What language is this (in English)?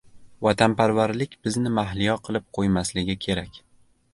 Uzbek